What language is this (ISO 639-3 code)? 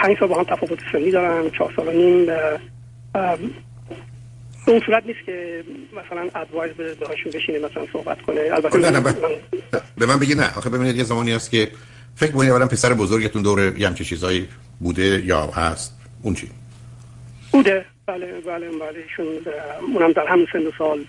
fas